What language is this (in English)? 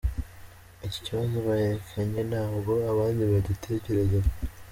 Kinyarwanda